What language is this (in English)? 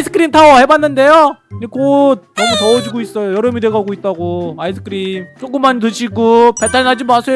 Korean